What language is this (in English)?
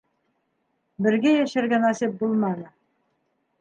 Bashkir